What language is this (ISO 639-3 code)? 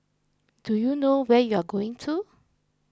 eng